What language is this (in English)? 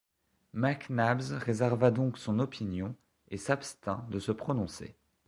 French